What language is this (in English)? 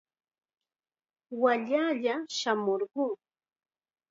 Chiquián Ancash Quechua